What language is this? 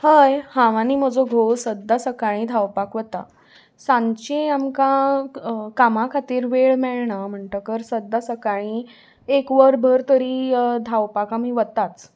Konkani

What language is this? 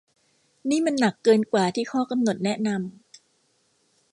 Thai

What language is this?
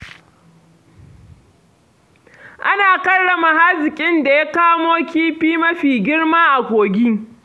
Hausa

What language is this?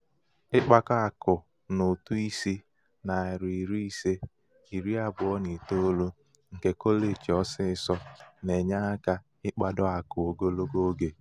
Igbo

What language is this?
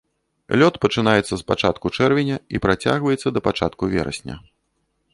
Belarusian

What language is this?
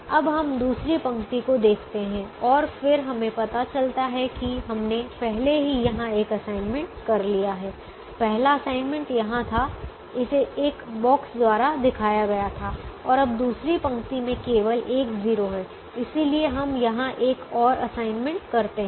Hindi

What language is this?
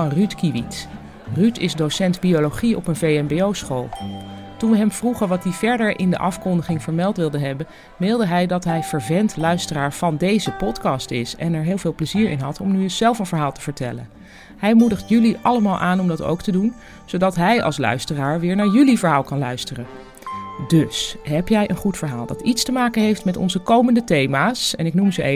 Dutch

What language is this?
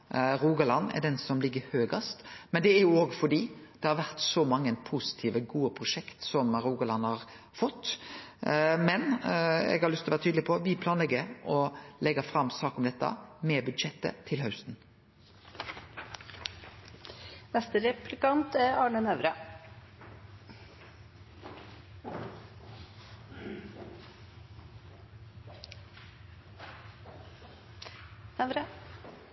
Norwegian Nynorsk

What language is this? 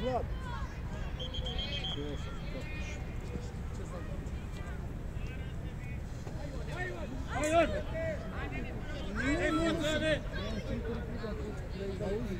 Romanian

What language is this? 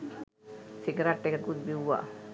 Sinhala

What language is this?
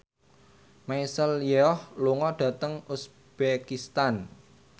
Javanese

